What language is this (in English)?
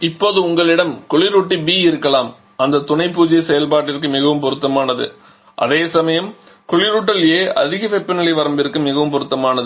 Tamil